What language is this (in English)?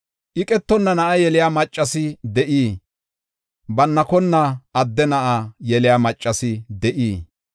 Gofa